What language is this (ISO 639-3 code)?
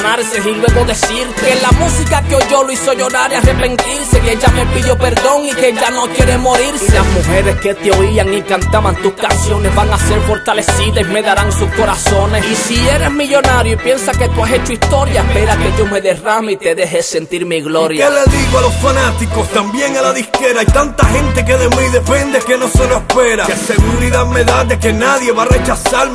spa